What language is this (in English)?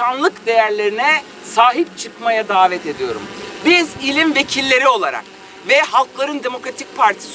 Turkish